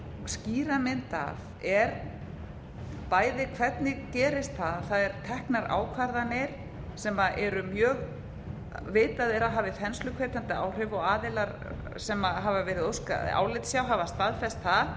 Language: Icelandic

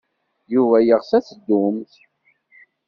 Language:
Kabyle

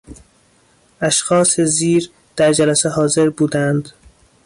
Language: Persian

